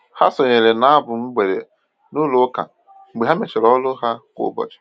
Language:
Igbo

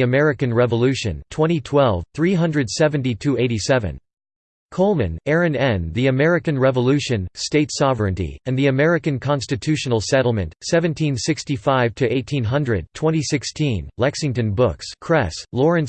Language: English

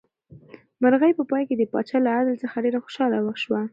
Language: Pashto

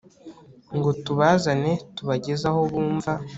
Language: Kinyarwanda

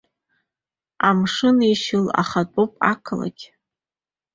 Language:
Abkhazian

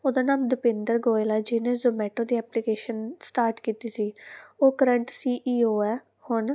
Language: Punjabi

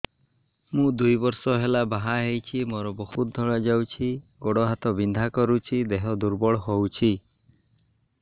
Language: Odia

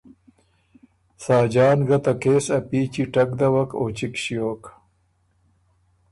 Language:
Ormuri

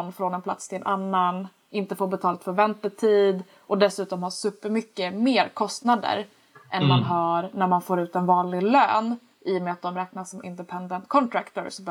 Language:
Swedish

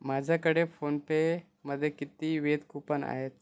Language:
Marathi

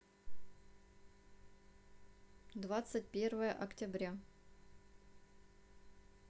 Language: Russian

